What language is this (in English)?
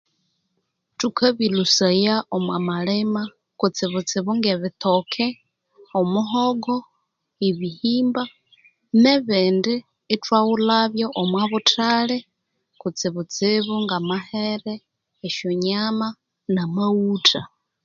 Konzo